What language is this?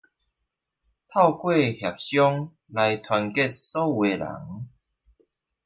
Chinese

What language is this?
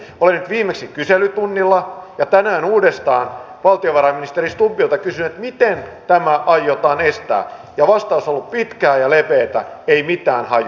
Finnish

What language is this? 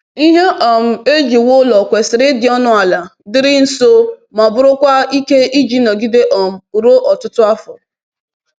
Igbo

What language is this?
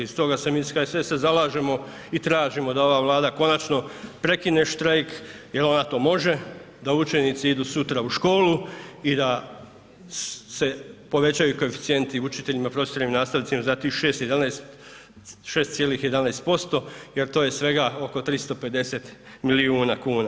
Croatian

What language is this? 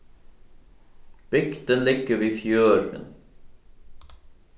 Faroese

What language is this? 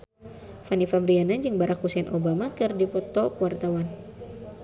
Sundanese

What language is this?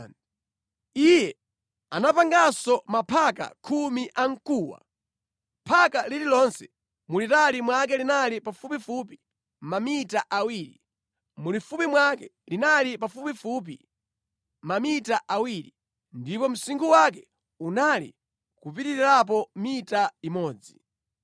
Nyanja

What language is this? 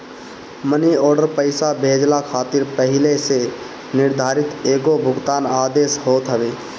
Bhojpuri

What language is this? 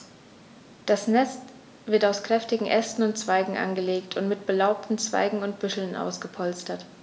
German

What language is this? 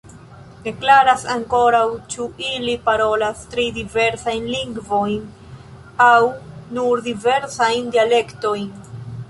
Esperanto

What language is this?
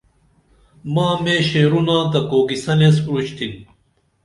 Dameli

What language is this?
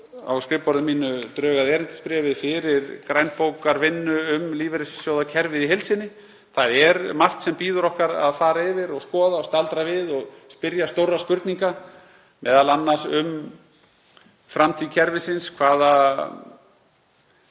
Icelandic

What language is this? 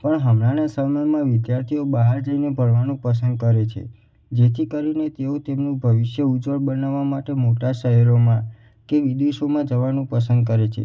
Gujarati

